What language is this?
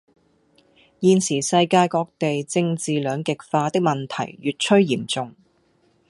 Cantonese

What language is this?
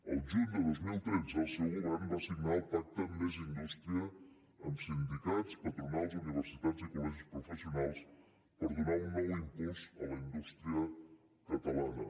Catalan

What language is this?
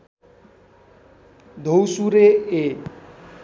Nepali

